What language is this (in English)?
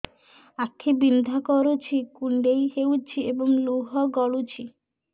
Odia